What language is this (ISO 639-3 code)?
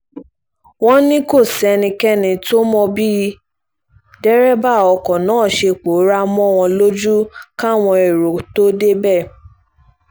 yor